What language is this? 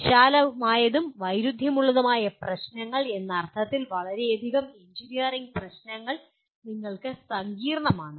Malayalam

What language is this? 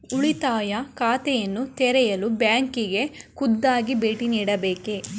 Kannada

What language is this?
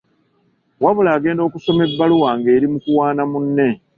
Ganda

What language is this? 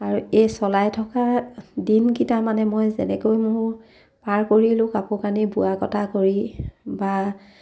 Assamese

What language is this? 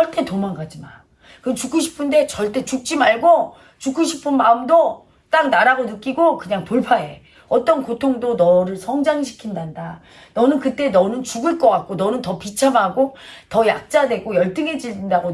Korean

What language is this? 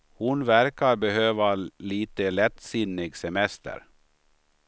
Swedish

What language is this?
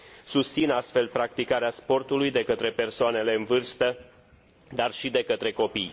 Romanian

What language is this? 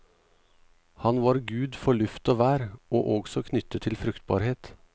Norwegian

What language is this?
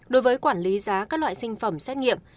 Vietnamese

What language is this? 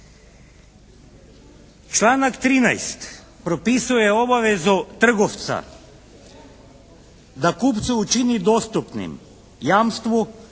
Croatian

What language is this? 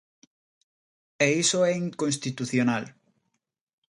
Galician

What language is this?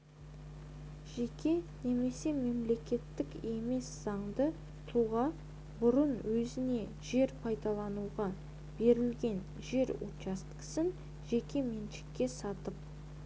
Kazakh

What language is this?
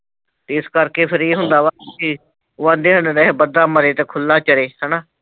Punjabi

